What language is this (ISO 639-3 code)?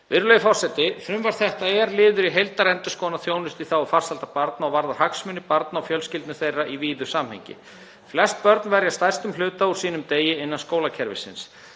isl